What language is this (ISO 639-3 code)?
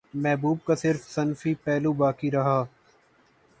urd